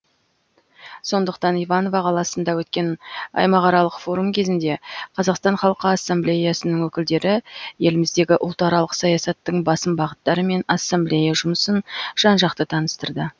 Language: Kazakh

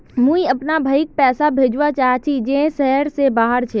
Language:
Magahi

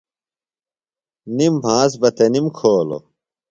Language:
Phalura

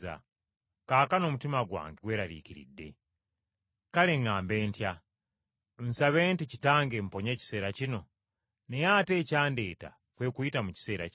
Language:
Ganda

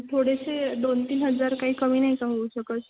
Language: Marathi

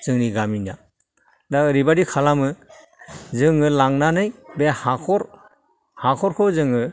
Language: Bodo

